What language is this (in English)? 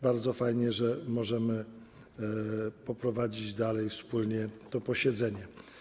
Polish